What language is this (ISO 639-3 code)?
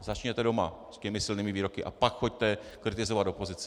ces